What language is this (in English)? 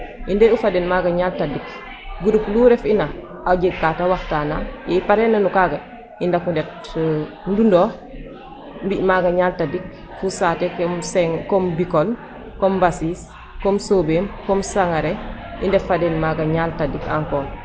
Serer